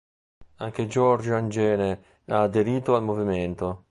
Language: Italian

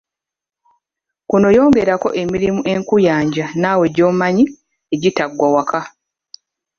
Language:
Ganda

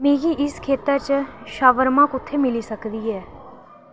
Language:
Dogri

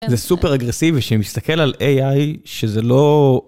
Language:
Hebrew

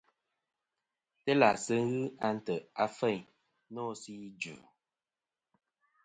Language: Kom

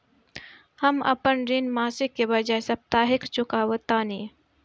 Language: Bhojpuri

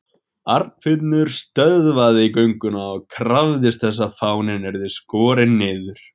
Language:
Icelandic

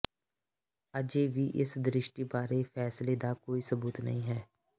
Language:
Punjabi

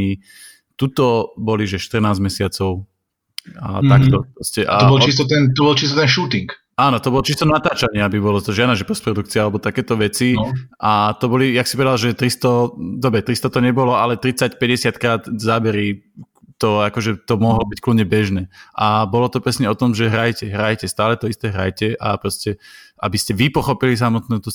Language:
Slovak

